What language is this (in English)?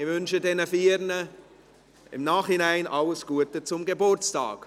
Swiss German